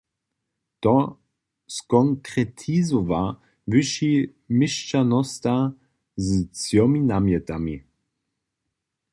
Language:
Upper Sorbian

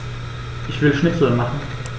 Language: German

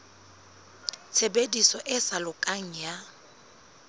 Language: Southern Sotho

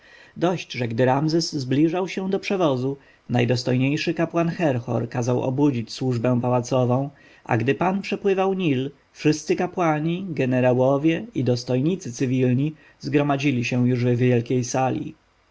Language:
Polish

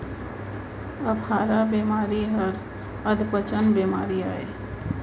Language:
Chhattisgarhi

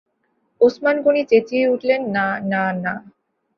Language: Bangla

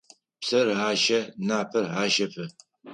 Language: Adyghe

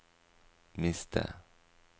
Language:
Norwegian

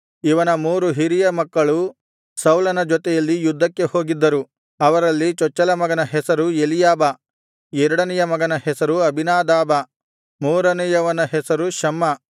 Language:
Kannada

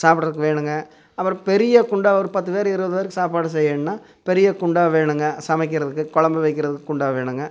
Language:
Tamil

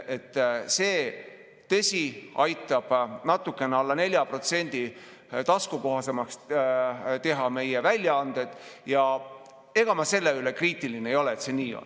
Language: Estonian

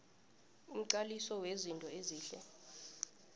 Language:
South Ndebele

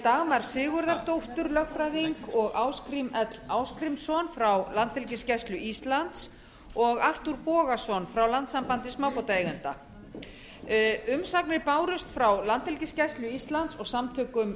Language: Icelandic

